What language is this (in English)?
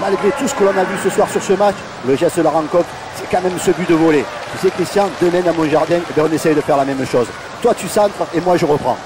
French